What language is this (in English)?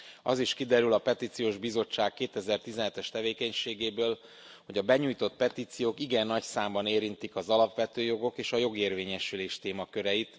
Hungarian